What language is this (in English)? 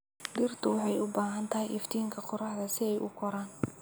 Somali